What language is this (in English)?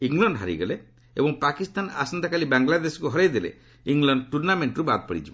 Odia